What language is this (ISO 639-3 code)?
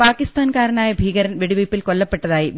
mal